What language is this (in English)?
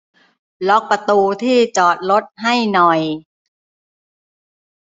Thai